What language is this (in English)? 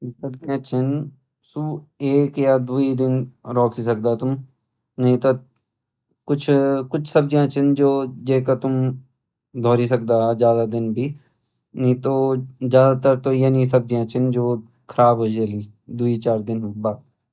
Garhwali